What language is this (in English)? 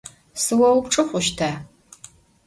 Adyghe